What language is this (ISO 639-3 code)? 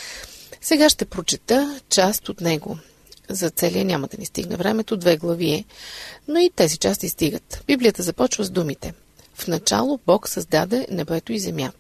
bul